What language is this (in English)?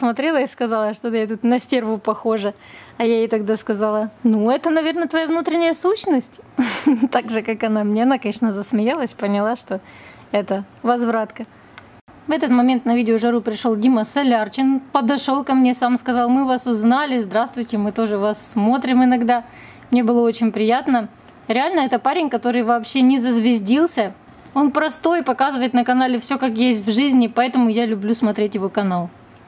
Russian